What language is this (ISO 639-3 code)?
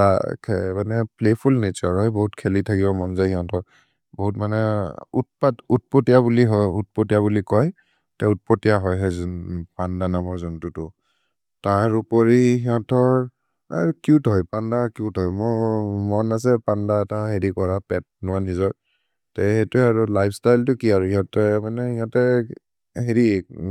mrr